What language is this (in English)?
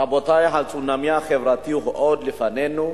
Hebrew